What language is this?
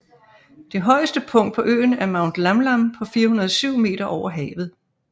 Danish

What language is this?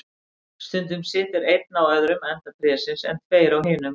Icelandic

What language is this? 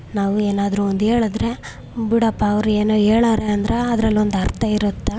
Kannada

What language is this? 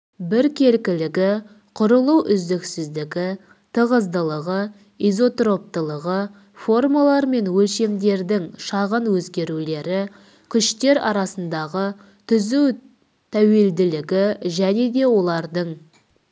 Kazakh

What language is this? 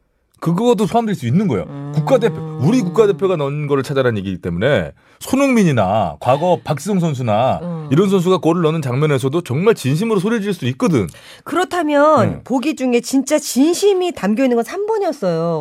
Korean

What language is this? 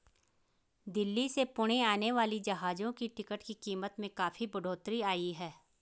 Hindi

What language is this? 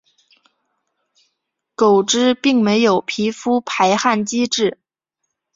Chinese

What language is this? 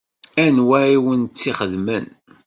Kabyle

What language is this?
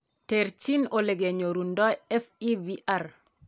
Kalenjin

